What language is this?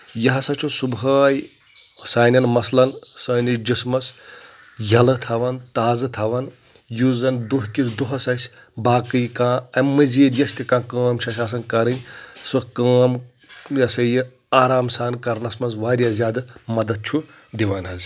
Kashmiri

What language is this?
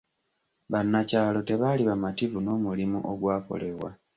Ganda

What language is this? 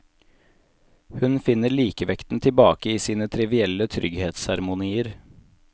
Norwegian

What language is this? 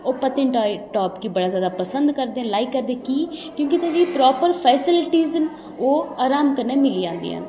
Dogri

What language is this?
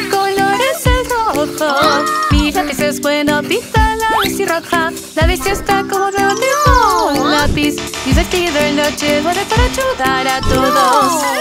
Spanish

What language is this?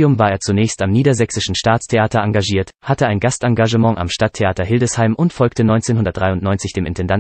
German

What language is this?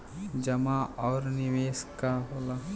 Bhojpuri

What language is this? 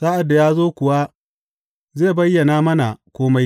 Hausa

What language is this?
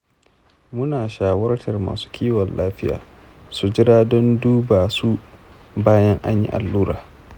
Hausa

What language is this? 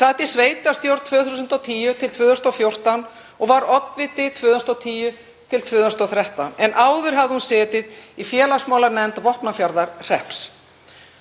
Icelandic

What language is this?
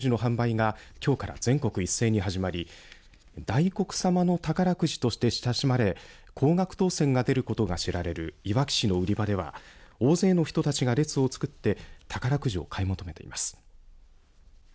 Japanese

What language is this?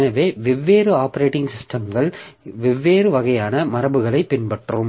Tamil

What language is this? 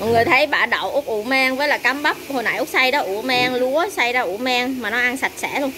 Vietnamese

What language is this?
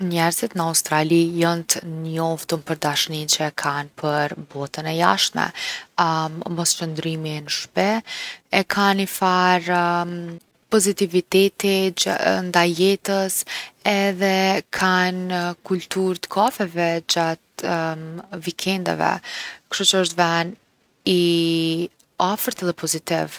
Gheg Albanian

